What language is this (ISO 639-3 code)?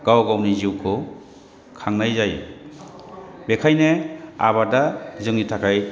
brx